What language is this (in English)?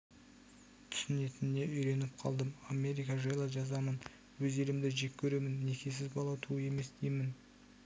Kazakh